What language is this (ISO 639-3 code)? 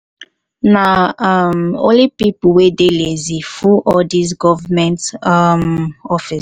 pcm